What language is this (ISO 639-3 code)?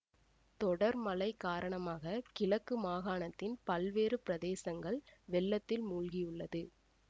tam